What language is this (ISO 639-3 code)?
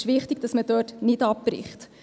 gsw